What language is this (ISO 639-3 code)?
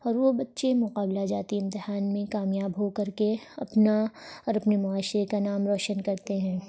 urd